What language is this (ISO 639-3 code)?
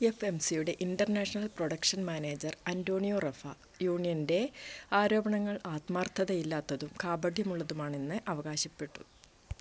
mal